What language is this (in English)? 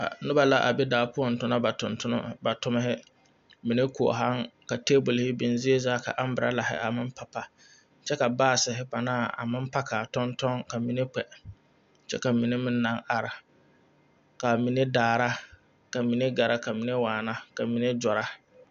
Southern Dagaare